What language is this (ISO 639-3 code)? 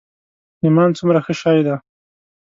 pus